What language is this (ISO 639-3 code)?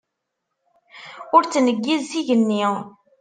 kab